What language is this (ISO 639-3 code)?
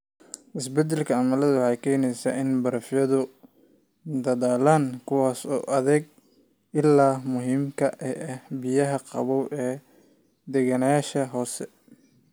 som